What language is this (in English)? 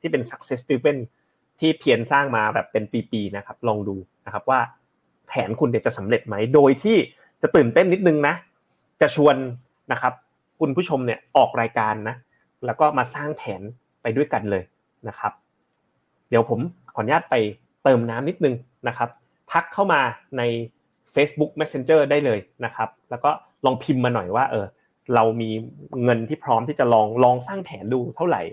Thai